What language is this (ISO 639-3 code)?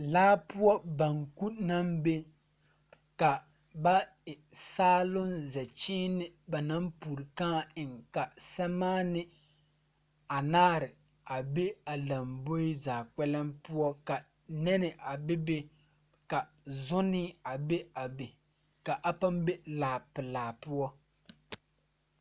dga